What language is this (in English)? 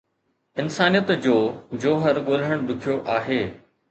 Sindhi